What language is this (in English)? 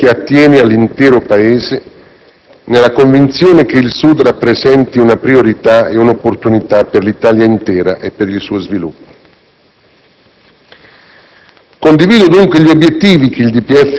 Italian